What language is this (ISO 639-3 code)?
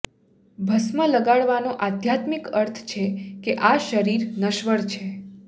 guj